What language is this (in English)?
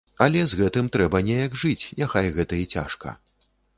Belarusian